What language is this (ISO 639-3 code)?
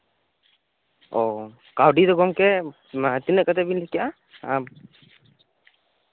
sat